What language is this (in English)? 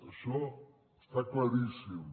Catalan